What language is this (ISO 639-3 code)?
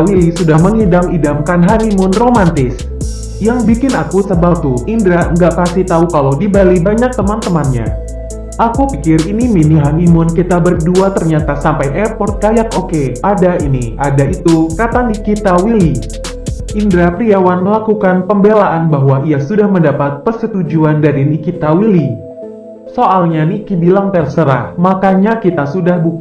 ind